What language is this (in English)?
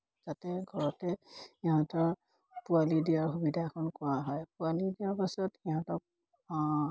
Assamese